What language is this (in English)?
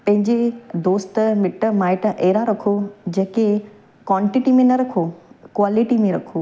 Sindhi